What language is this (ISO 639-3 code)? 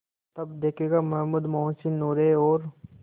hin